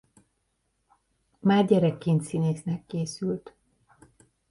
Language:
Hungarian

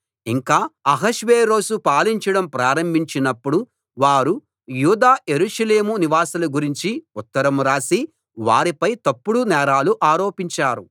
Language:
Telugu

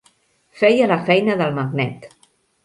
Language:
Catalan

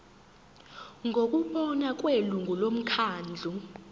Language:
Zulu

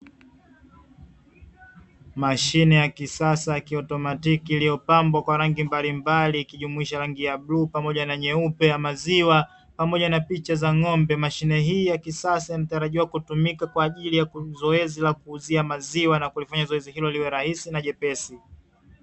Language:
Swahili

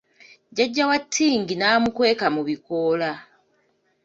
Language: Ganda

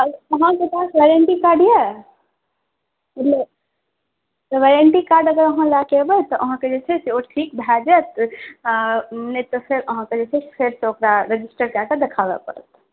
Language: Maithili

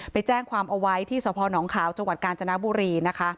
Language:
Thai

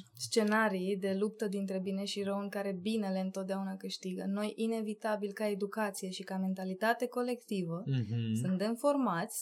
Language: Romanian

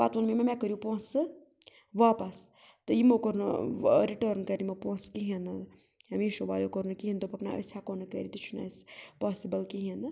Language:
Kashmiri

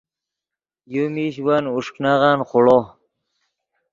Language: Yidgha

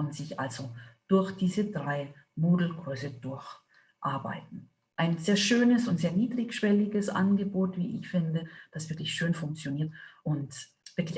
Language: German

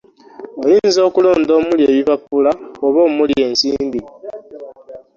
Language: Ganda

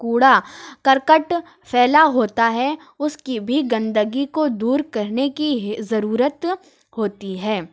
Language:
Urdu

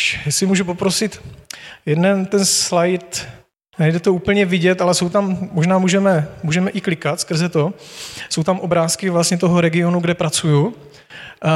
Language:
Czech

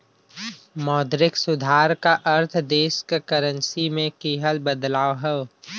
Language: Bhojpuri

